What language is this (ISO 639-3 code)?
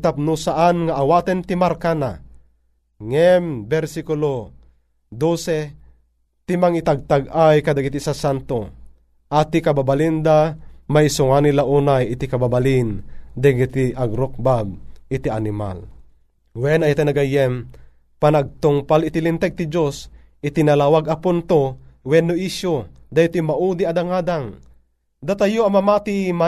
fil